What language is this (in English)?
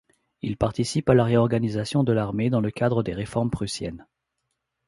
French